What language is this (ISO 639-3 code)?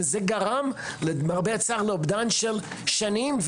heb